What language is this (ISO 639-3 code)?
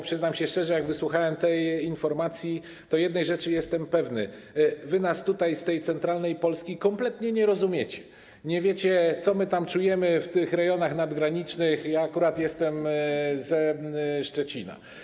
pol